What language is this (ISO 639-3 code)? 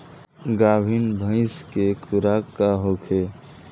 bho